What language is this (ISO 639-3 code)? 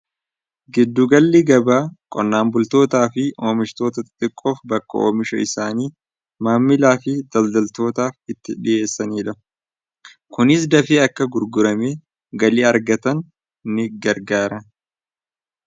orm